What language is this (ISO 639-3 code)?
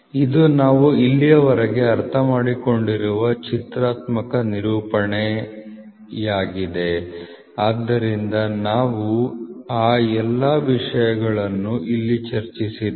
kan